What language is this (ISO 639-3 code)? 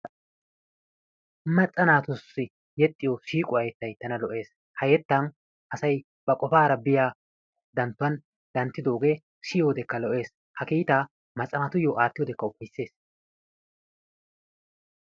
wal